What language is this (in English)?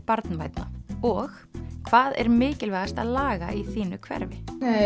Icelandic